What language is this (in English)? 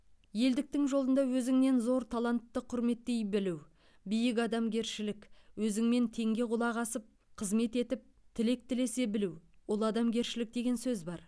Kazakh